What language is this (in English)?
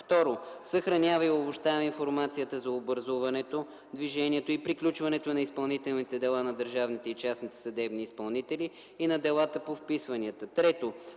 Bulgarian